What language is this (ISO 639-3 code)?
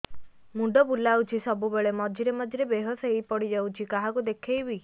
ori